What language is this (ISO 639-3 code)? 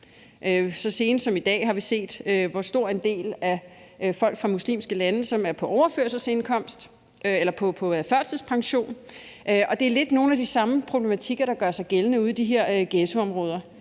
dan